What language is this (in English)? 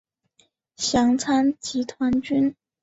Chinese